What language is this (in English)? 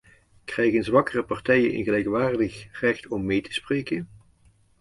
Dutch